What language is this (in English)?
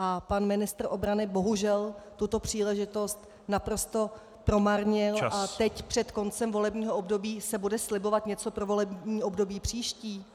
Czech